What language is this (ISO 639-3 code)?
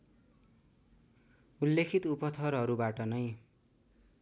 nep